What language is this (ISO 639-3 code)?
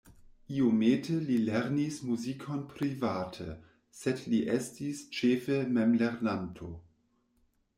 epo